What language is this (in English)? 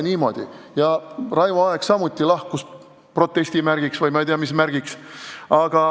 Estonian